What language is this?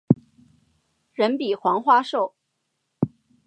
Chinese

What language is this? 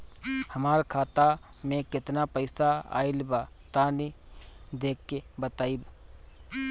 Bhojpuri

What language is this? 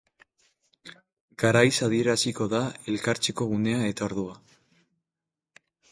Basque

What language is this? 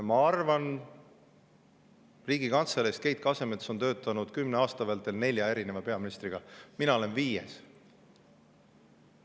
Estonian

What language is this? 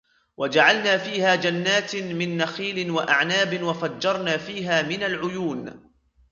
Arabic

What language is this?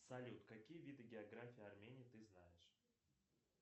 Russian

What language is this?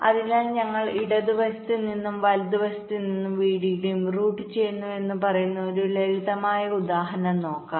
Malayalam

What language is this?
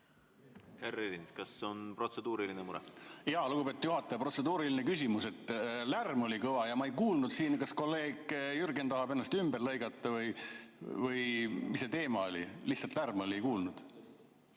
Estonian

